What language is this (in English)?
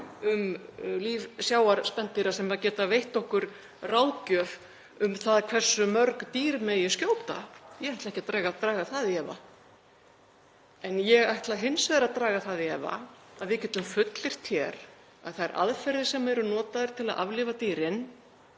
Icelandic